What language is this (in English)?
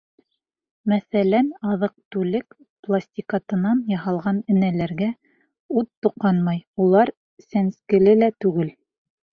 Bashkir